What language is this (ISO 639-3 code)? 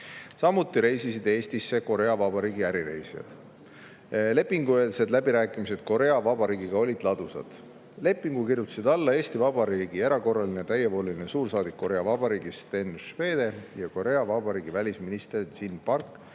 est